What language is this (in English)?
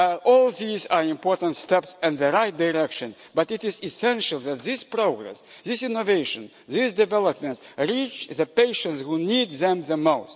English